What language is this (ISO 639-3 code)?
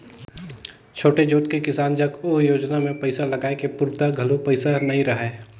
hne